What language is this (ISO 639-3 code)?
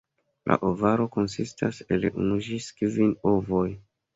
epo